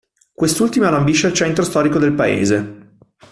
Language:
Italian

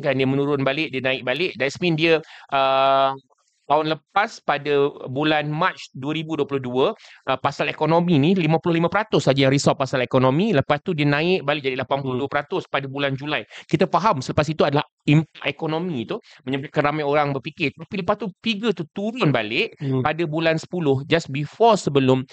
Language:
Malay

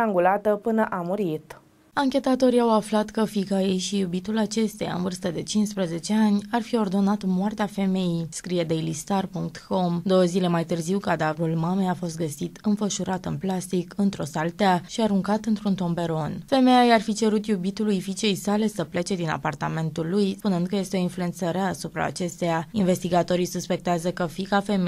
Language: Romanian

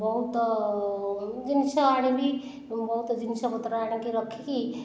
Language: Odia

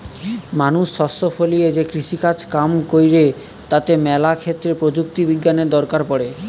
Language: Bangla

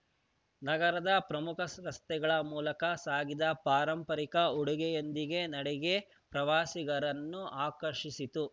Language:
Kannada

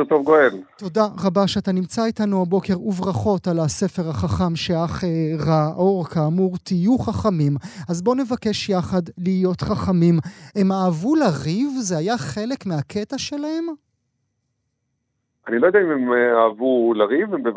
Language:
Hebrew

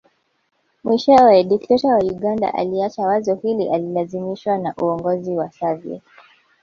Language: Swahili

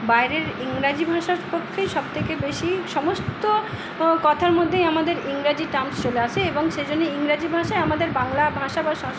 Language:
Bangla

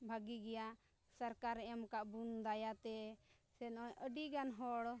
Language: Santali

